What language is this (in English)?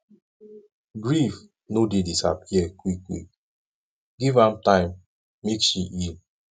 Nigerian Pidgin